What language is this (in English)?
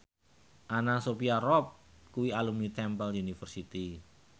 Javanese